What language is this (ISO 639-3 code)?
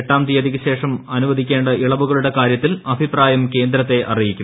mal